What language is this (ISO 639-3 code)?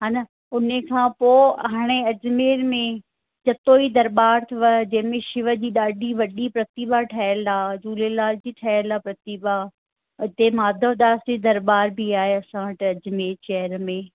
snd